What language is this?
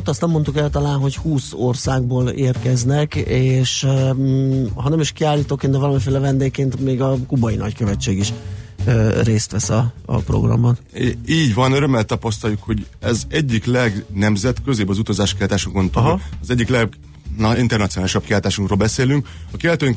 Hungarian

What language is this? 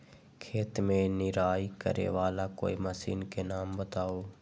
Magahi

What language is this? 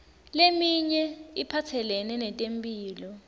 Swati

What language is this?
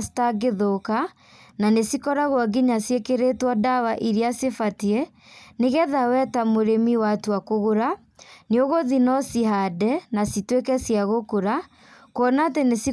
Kikuyu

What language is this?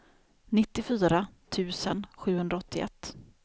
Swedish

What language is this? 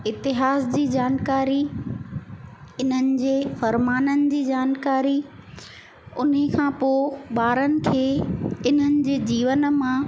Sindhi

